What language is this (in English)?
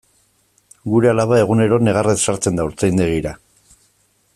Basque